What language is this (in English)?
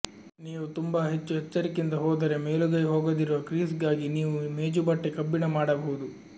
Kannada